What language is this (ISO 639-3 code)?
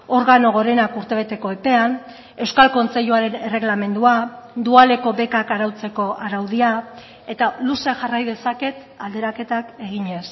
eus